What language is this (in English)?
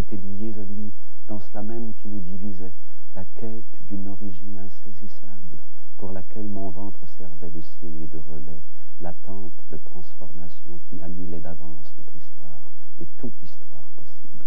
French